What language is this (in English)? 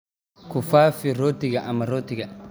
Somali